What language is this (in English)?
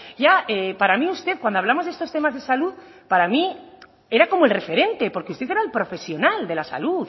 Spanish